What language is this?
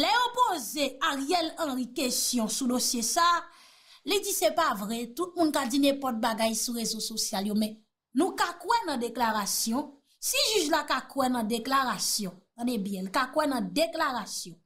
French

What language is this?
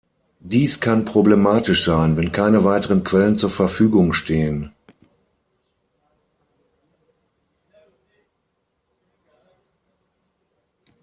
German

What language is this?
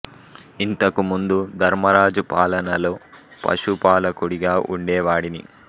Telugu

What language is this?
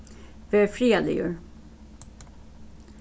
Faroese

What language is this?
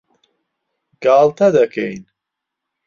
Central Kurdish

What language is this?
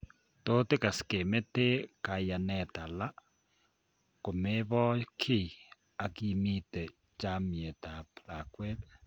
Kalenjin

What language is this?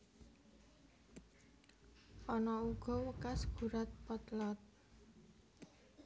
Javanese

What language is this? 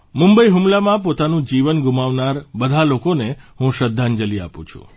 Gujarati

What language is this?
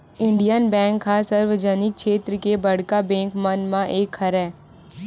Chhattisgarhi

